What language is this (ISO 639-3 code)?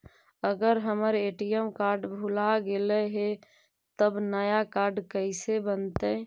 mag